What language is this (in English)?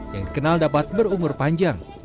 Indonesian